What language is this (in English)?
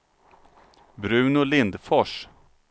Swedish